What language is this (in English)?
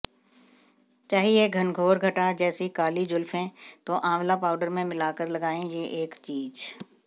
Hindi